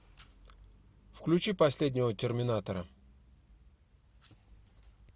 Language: Russian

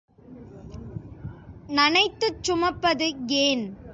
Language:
Tamil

